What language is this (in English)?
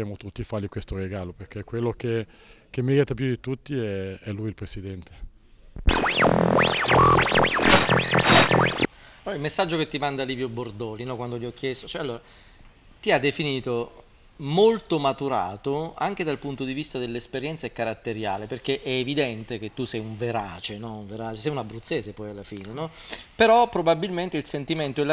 Italian